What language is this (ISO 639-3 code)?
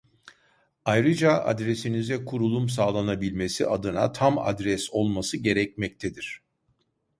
tur